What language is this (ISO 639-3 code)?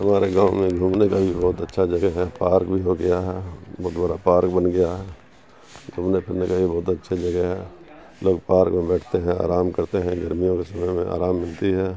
urd